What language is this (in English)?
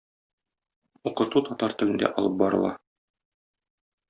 Tatar